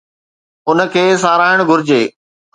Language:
Sindhi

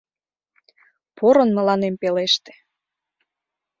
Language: Mari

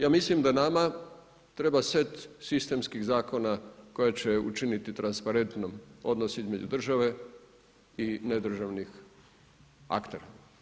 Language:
Croatian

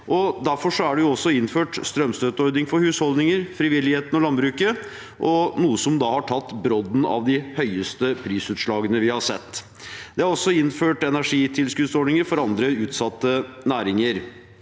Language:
Norwegian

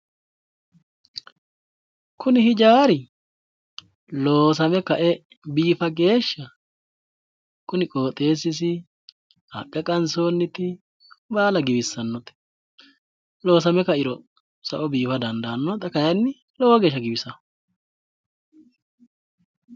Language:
Sidamo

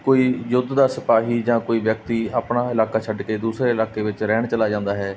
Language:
Punjabi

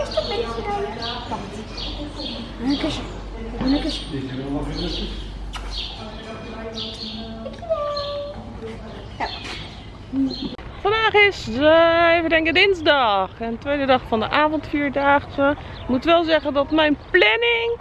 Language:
Dutch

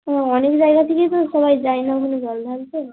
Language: Bangla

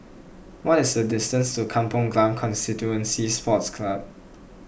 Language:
English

